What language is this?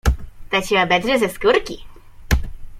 Polish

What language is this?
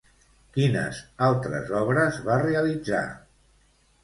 Catalan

